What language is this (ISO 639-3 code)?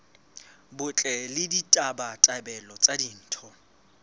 sot